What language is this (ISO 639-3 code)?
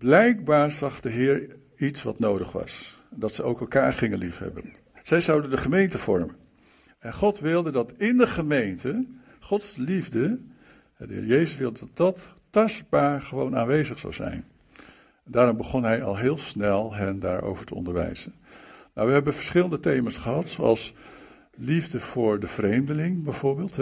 nld